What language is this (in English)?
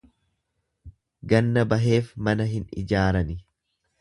Oromo